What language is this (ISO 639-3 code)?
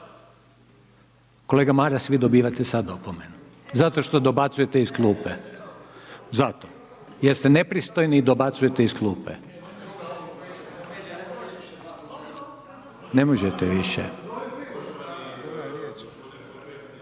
hrv